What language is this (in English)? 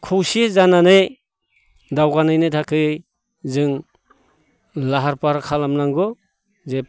Bodo